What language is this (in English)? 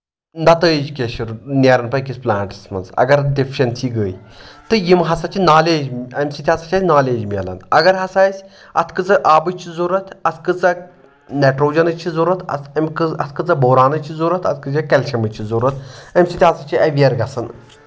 Kashmiri